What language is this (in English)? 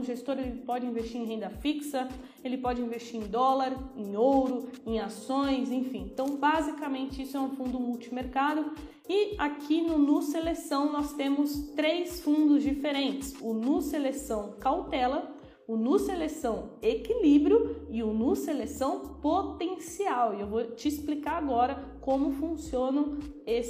Portuguese